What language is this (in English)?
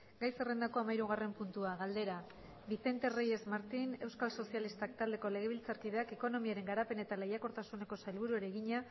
Basque